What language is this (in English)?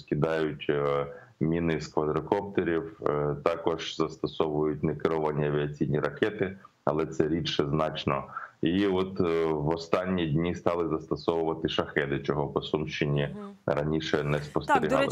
Ukrainian